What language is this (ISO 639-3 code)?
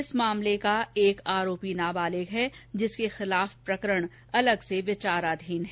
hin